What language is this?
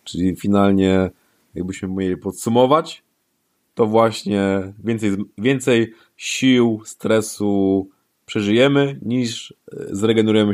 Polish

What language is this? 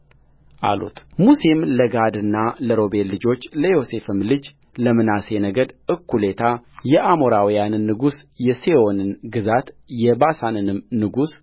Amharic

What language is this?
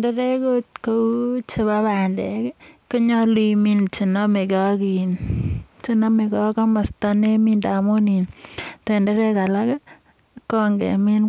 Kalenjin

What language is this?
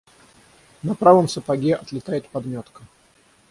Russian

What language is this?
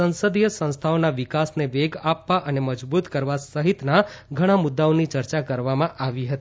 Gujarati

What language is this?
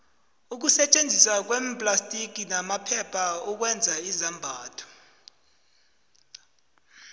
South Ndebele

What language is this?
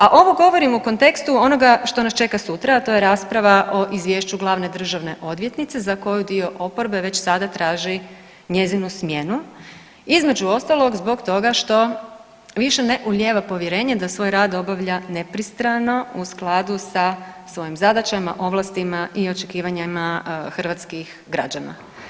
Croatian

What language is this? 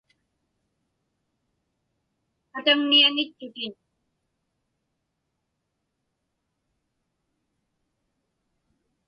Inupiaq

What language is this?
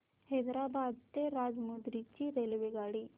Marathi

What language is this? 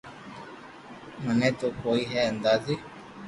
Loarki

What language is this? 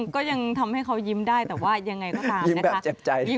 Thai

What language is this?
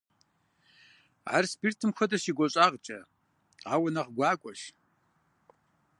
Kabardian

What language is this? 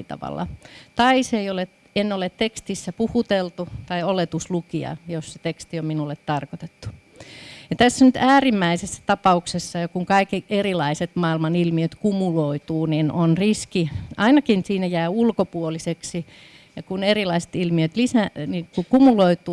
Finnish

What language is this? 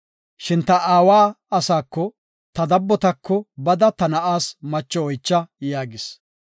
Gofa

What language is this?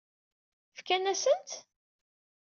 Kabyle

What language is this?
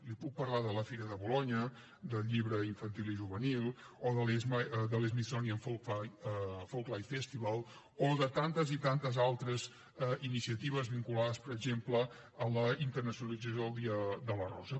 Catalan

